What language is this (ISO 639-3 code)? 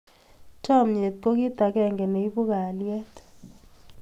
kln